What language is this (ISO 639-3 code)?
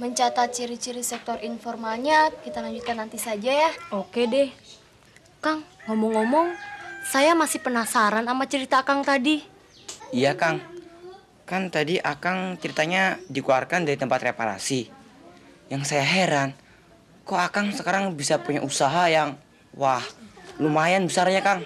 ind